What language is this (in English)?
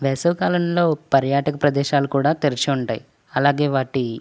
Telugu